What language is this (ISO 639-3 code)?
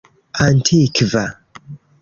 epo